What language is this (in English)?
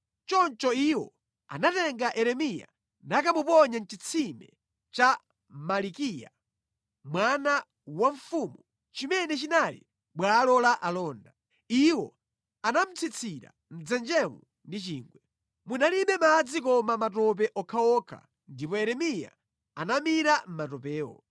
Nyanja